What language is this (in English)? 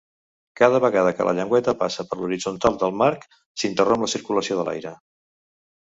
Catalan